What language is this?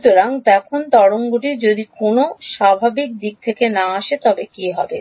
Bangla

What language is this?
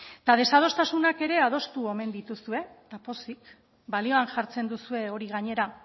Basque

